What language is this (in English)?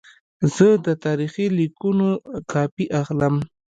Pashto